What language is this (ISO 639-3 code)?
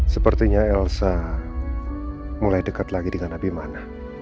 ind